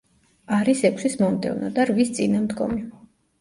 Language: Georgian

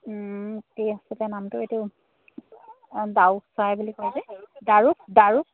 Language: Assamese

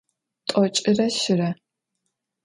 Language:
Adyghe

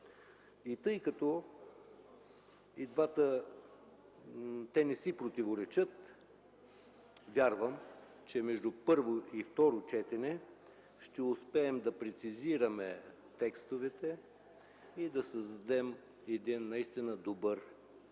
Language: Bulgarian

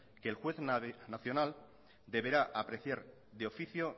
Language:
Spanish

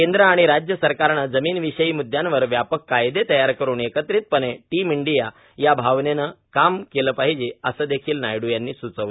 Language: Marathi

